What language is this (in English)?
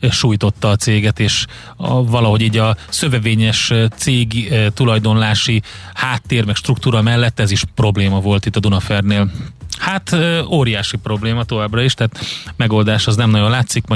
Hungarian